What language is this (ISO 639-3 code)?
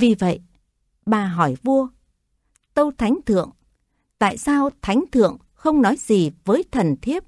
vie